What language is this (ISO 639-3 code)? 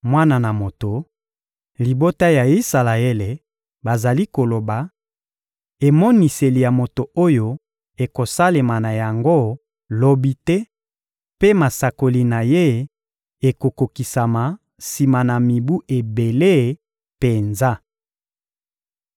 lin